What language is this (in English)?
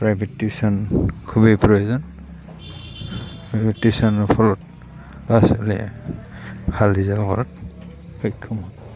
Assamese